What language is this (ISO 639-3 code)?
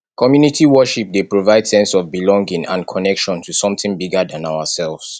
pcm